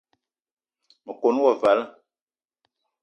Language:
Eton (Cameroon)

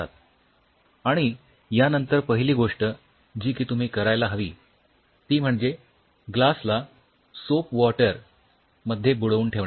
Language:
Marathi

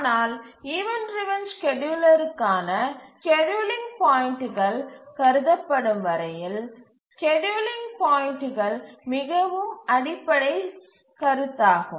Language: Tamil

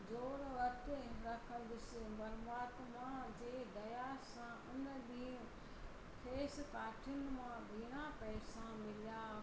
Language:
Sindhi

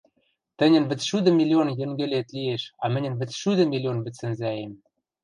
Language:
Western Mari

